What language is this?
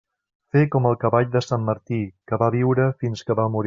Catalan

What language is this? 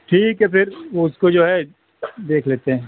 Urdu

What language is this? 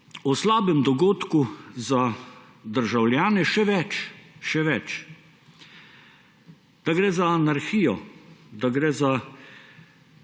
Slovenian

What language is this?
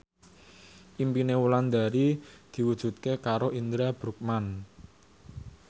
Javanese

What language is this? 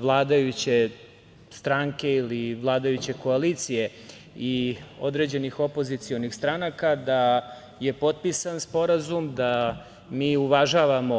Serbian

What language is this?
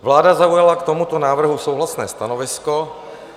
Czech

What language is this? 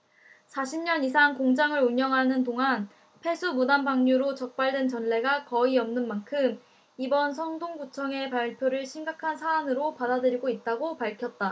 Korean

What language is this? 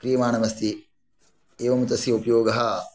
Sanskrit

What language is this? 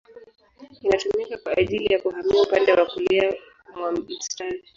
Swahili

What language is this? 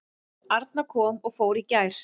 Icelandic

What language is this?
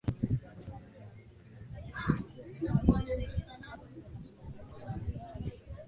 Swahili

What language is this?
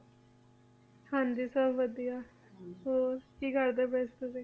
Punjabi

